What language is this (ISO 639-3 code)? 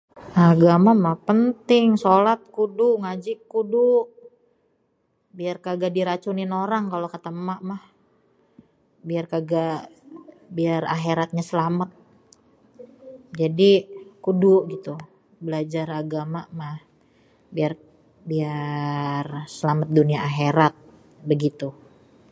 bew